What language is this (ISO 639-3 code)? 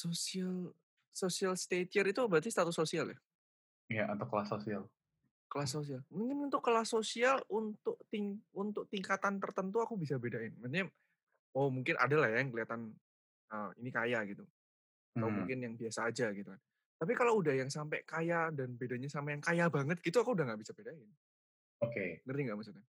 ind